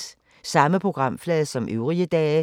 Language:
Danish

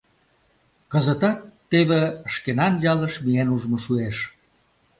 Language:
Mari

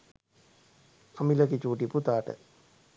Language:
Sinhala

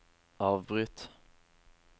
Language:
Norwegian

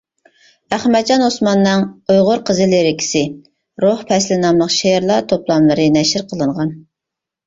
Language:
Uyghur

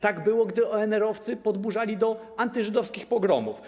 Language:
Polish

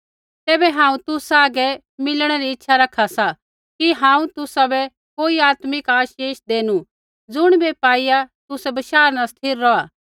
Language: Kullu Pahari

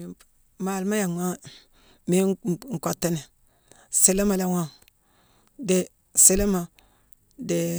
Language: Mansoanka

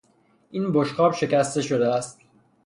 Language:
Persian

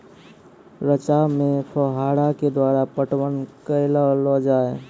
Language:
Maithili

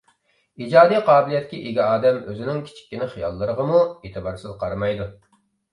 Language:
Uyghur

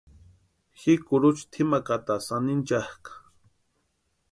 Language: Western Highland Purepecha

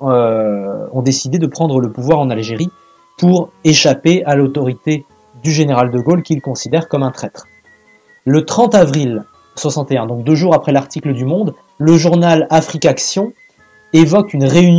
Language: French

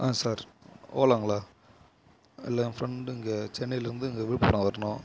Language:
Tamil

